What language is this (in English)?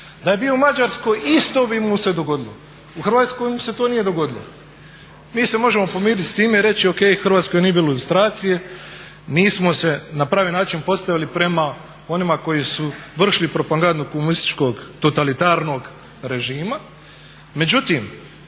Croatian